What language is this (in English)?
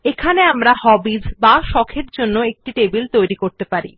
Bangla